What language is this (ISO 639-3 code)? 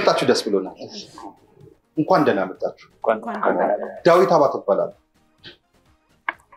ara